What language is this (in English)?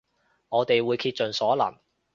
Cantonese